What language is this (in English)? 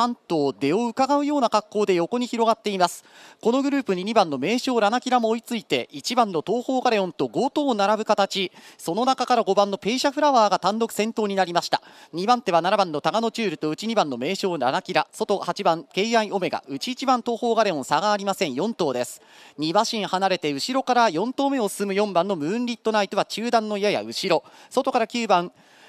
Japanese